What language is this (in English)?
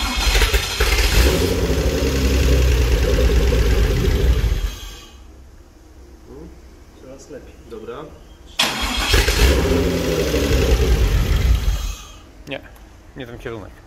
Polish